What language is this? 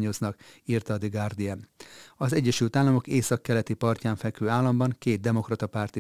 Hungarian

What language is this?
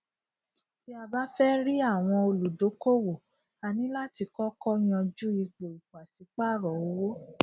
Yoruba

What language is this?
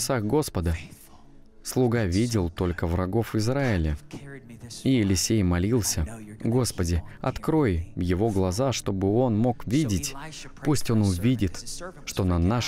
Russian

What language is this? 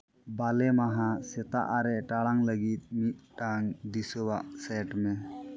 Santali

